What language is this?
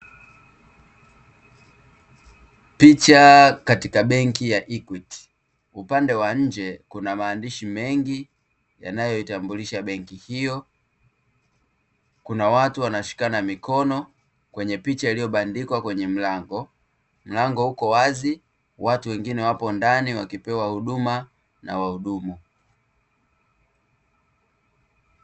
Swahili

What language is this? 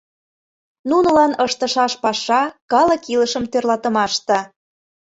Mari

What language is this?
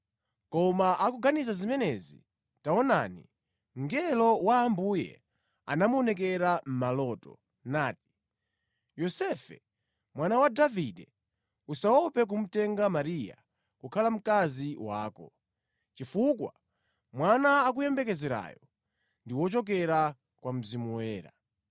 Nyanja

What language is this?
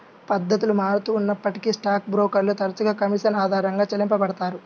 Telugu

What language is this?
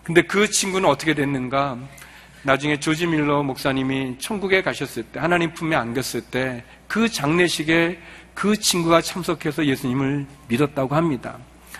Korean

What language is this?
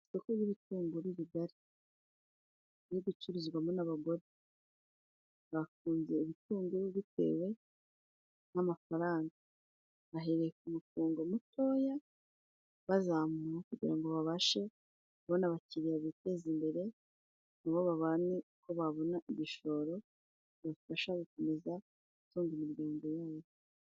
Kinyarwanda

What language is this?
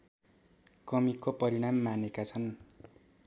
Nepali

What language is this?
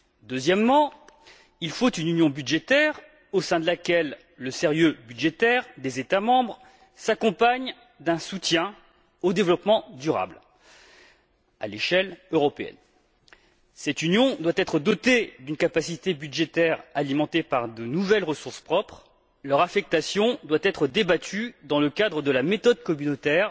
French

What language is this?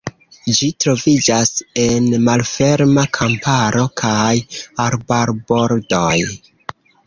Esperanto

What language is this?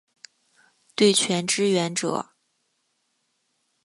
Chinese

